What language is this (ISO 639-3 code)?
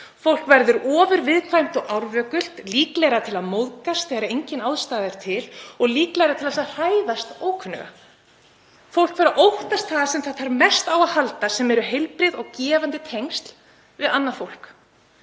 isl